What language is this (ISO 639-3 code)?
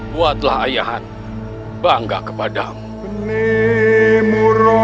ind